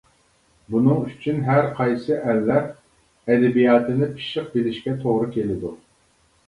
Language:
Uyghur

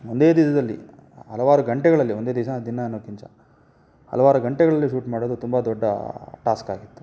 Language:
Kannada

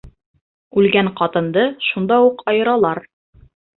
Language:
Bashkir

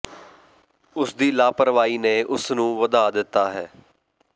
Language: Punjabi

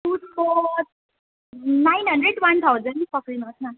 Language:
Nepali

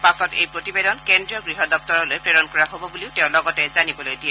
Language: Assamese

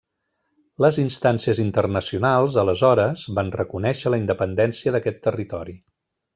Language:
Catalan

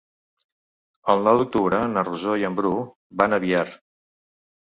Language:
Catalan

